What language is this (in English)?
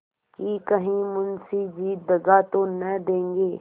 Hindi